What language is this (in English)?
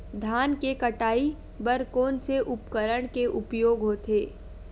Chhattisgarhi